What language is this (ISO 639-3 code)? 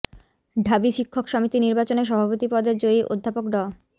ben